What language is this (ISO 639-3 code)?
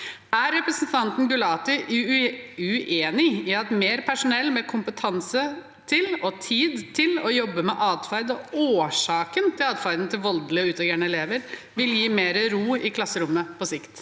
nor